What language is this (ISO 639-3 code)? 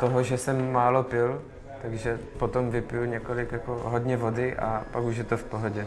ces